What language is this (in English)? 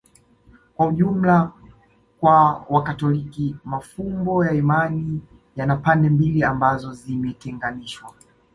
Swahili